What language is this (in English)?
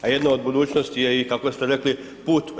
Croatian